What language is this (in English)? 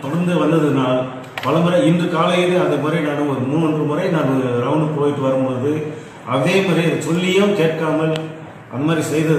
Romanian